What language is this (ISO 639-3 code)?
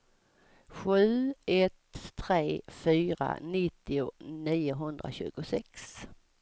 swe